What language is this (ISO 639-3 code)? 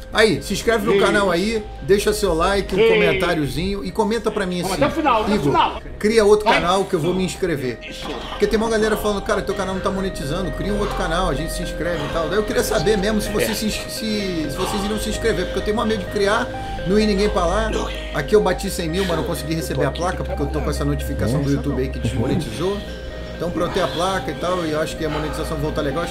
por